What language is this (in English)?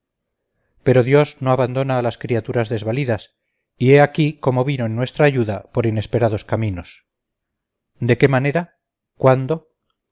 Spanish